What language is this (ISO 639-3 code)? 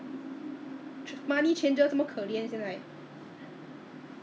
eng